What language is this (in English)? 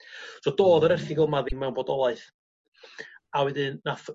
Welsh